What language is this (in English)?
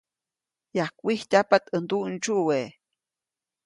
Copainalá Zoque